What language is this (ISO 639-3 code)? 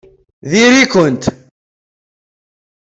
kab